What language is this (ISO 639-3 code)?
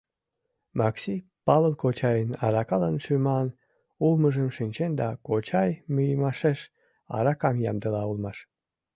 chm